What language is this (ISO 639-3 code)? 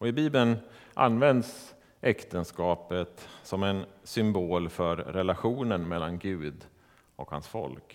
swe